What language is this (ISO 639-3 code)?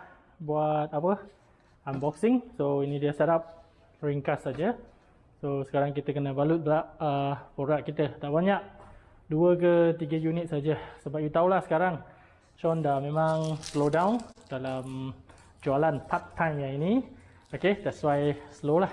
msa